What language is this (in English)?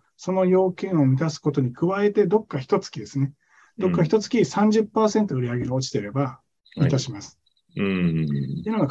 Japanese